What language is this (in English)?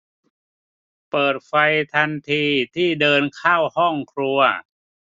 Thai